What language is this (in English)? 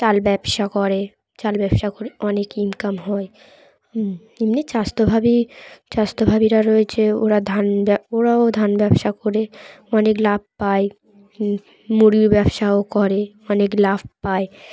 Bangla